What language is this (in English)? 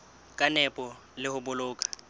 Southern Sotho